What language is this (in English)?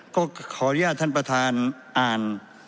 Thai